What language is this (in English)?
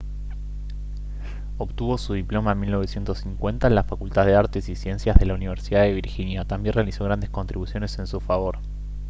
Spanish